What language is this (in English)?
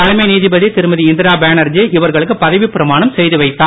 Tamil